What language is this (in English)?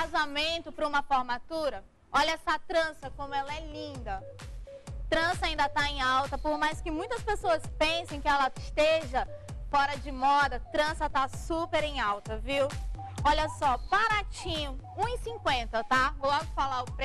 Portuguese